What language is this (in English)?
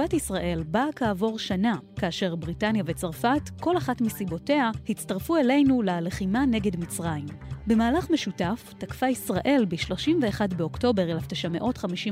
Hebrew